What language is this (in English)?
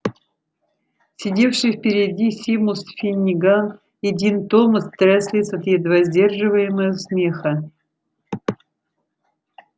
Russian